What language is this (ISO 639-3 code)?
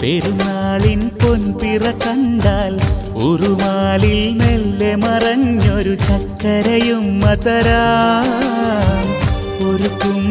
ara